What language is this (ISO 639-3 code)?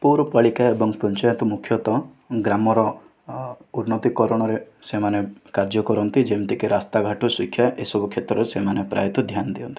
ori